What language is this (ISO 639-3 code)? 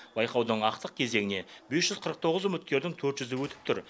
kaz